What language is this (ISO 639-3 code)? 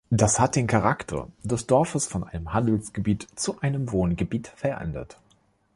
deu